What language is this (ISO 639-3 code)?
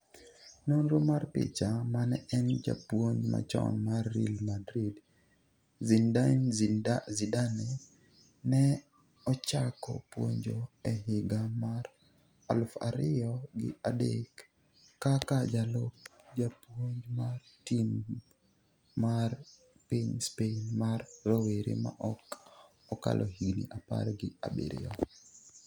luo